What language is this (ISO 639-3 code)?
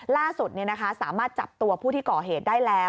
tha